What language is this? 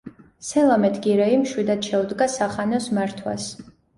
Georgian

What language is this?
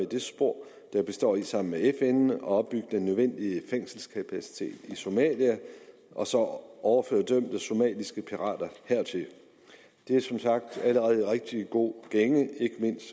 Danish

